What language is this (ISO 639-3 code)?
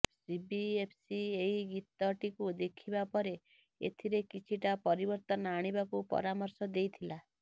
ori